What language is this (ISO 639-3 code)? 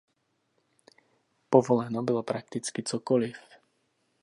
ces